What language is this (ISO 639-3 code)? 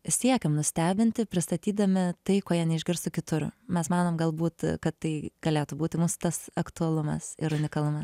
lit